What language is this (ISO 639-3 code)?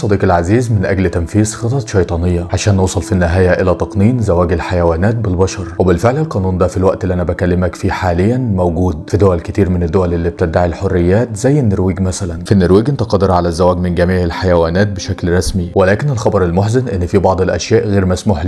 ara